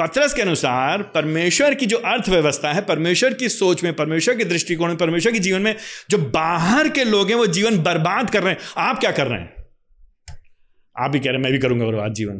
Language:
Hindi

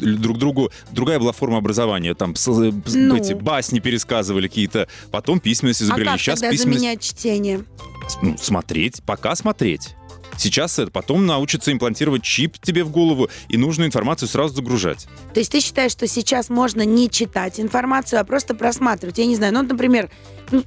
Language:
Russian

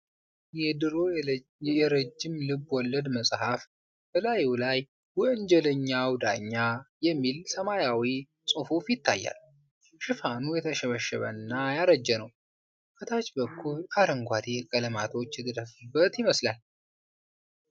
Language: Amharic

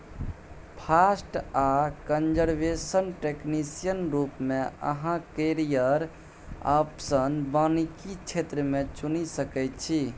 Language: Maithili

